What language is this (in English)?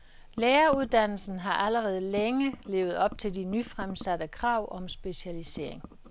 Danish